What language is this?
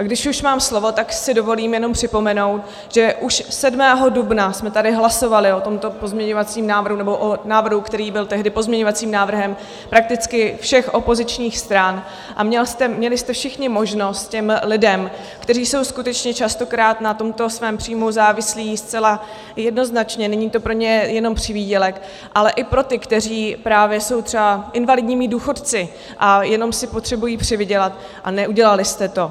Czech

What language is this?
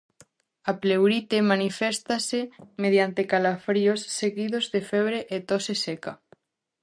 Galician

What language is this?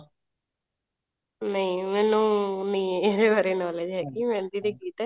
Punjabi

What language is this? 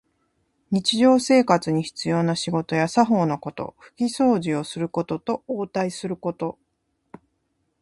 Japanese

